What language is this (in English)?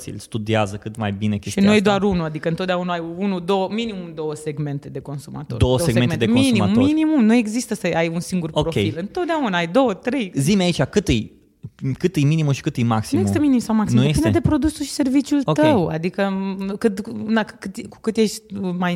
Romanian